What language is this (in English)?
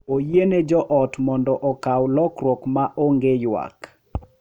Luo (Kenya and Tanzania)